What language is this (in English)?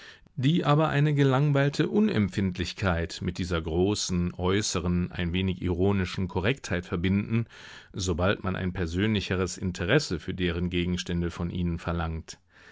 German